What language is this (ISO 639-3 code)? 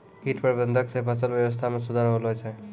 mai